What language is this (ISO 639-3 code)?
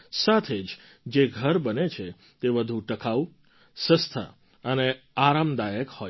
guj